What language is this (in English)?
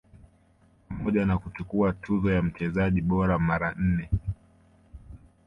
Swahili